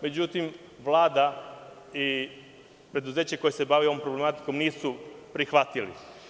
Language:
Serbian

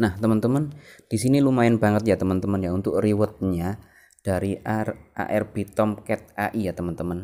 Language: Indonesian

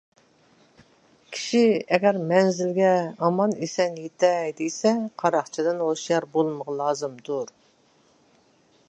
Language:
Uyghur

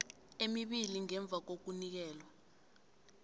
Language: South Ndebele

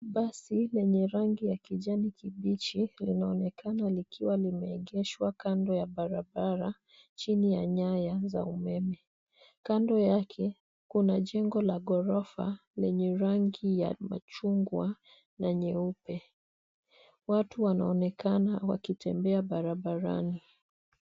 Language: Swahili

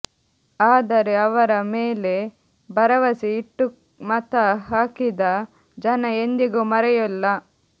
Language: Kannada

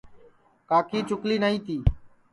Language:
Sansi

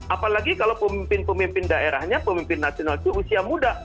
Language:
Indonesian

